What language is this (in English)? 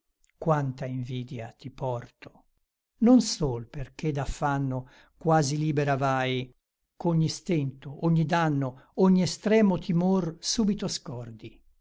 Italian